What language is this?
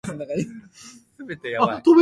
Japanese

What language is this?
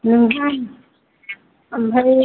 Bodo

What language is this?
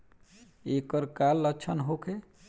Bhojpuri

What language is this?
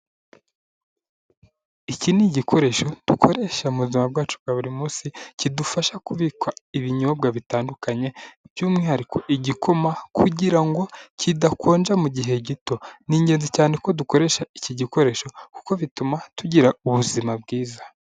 Kinyarwanda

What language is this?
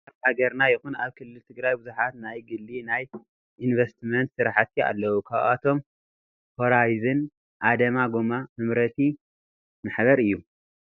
Tigrinya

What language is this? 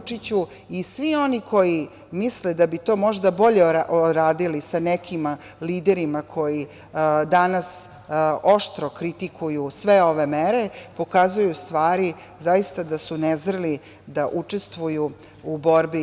Serbian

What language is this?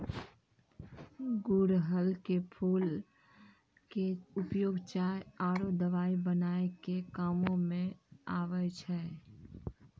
Maithili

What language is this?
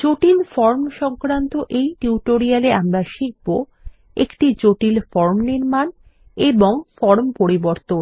Bangla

